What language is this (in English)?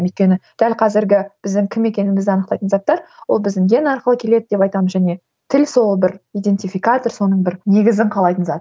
Kazakh